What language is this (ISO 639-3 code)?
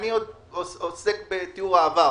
heb